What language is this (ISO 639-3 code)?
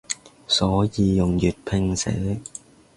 yue